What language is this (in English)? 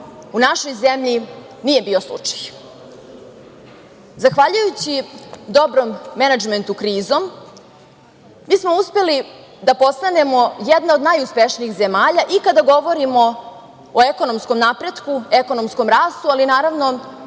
Serbian